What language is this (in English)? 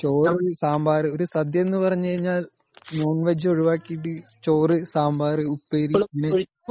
Malayalam